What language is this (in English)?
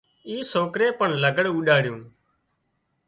Wadiyara Koli